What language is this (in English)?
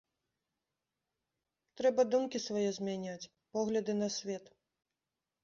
Belarusian